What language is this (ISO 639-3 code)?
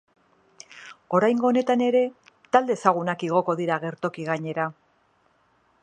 eus